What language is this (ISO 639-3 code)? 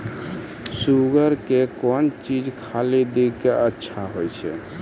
mai